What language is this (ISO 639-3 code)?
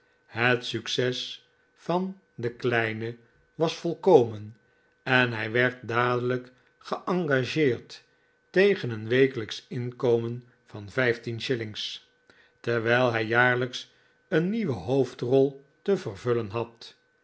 nld